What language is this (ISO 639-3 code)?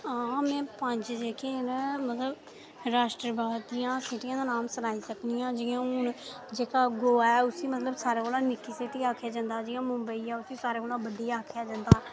doi